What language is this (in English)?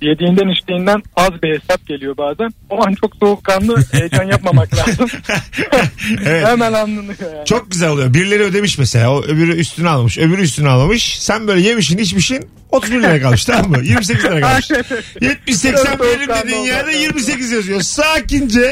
Turkish